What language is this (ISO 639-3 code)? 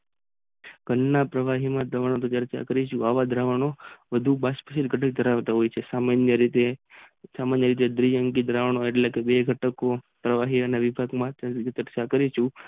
guj